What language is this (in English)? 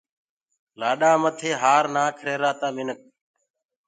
Gurgula